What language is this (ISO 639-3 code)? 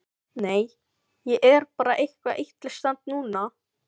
isl